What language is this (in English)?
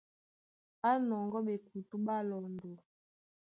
Duala